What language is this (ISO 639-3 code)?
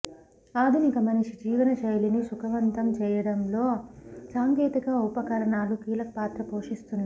tel